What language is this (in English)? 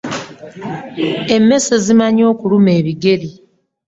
Ganda